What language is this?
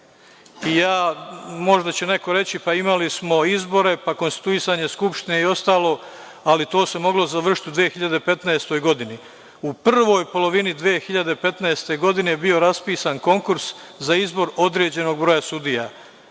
Serbian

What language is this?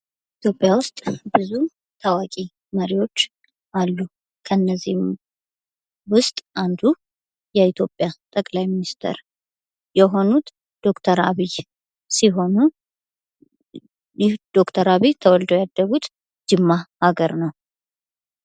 Amharic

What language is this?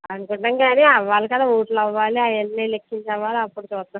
Telugu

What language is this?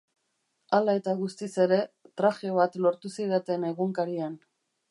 Basque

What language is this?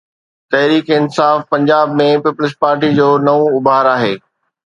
Sindhi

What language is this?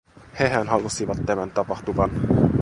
Finnish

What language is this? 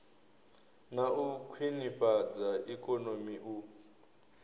Venda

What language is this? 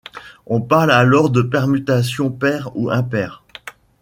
French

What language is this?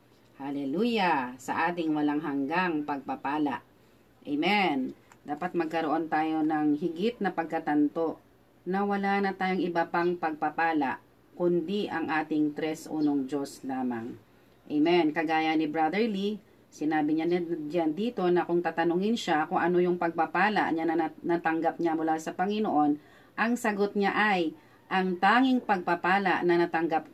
Filipino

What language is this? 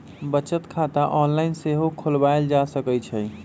Magahi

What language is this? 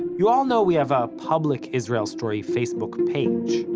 English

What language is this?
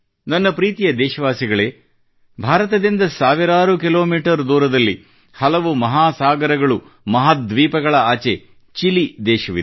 Kannada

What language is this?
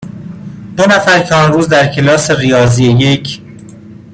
Persian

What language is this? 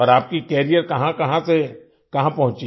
Hindi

